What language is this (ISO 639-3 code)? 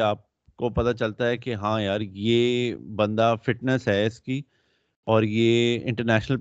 urd